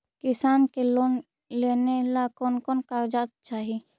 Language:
Magahi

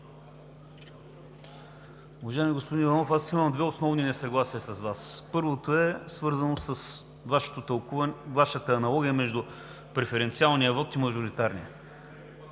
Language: Bulgarian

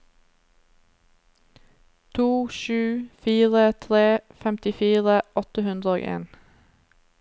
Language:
Norwegian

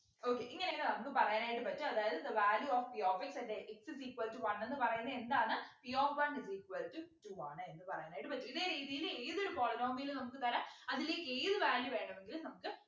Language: Malayalam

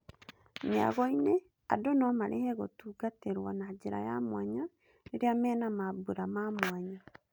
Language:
Kikuyu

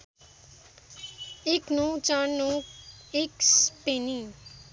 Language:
Nepali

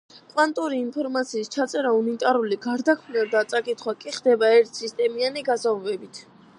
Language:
Georgian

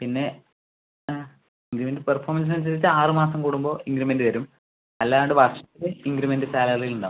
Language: Malayalam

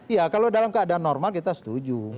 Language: Indonesian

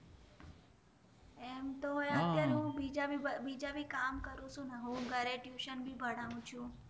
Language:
Gujarati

